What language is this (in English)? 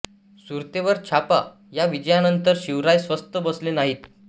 Marathi